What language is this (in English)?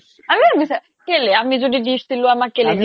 Assamese